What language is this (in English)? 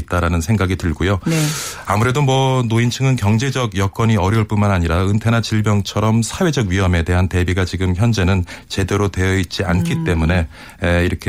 Korean